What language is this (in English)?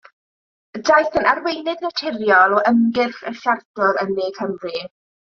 Welsh